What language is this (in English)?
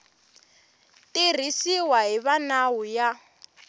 Tsonga